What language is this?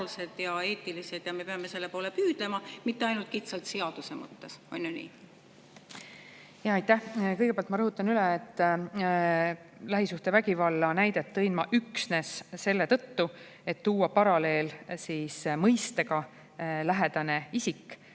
Estonian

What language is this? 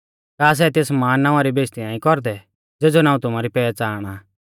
Mahasu Pahari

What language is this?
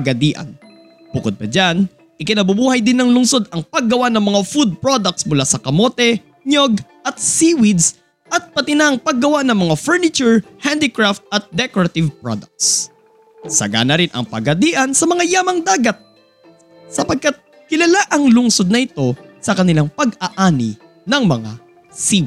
Filipino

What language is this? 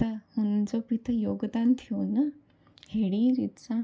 Sindhi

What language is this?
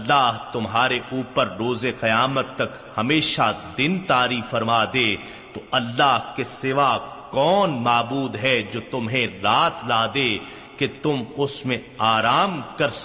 Urdu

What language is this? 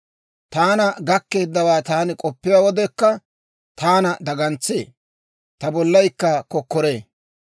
Dawro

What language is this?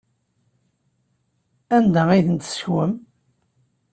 Kabyle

